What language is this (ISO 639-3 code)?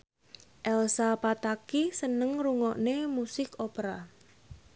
jav